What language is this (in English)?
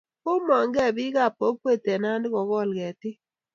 Kalenjin